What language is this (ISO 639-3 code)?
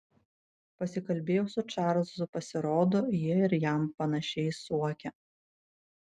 lit